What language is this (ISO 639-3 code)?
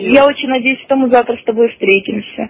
rus